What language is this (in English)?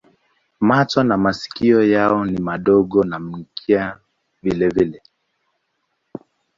Swahili